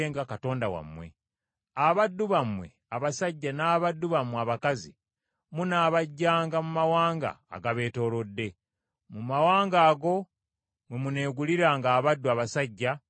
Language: Ganda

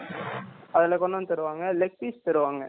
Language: Tamil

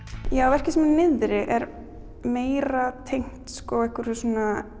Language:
Icelandic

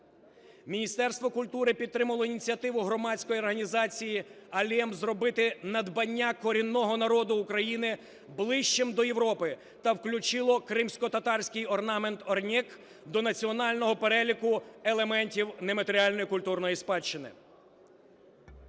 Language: Ukrainian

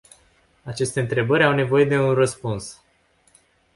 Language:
Romanian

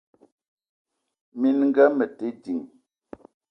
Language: Eton (Cameroon)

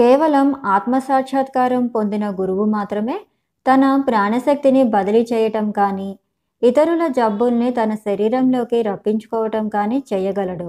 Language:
Telugu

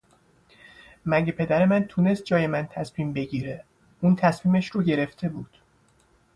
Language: Persian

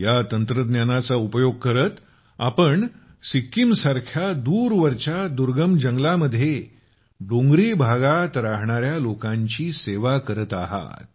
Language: Marathi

